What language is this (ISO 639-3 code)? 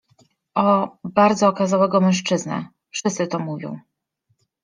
pol